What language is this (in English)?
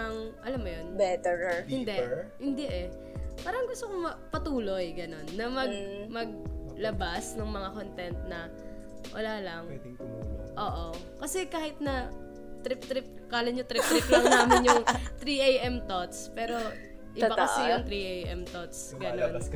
Filipino